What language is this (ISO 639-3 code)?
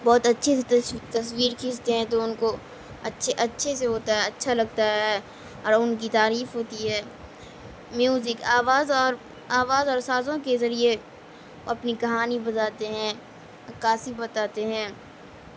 urd